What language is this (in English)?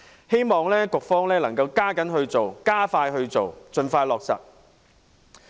Cantonese